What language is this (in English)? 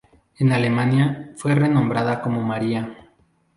Spanish